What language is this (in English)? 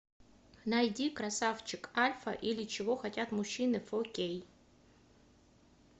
Russian